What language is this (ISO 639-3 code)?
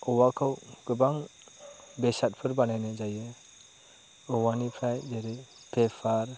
brx